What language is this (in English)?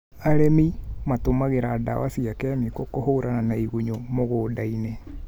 Kikuyu